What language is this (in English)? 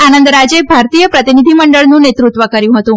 Gujarati